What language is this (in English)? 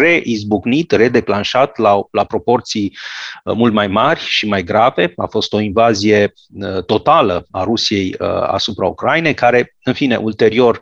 Romanian